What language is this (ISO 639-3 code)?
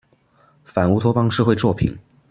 zho